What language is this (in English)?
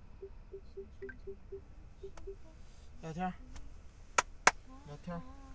Chinese